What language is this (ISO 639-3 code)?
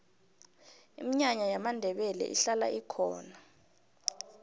nbl